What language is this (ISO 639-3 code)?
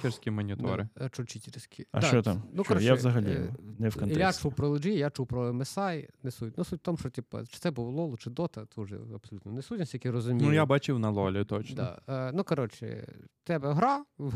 ukr